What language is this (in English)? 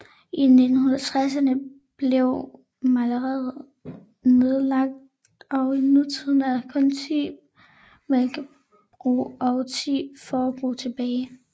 Danish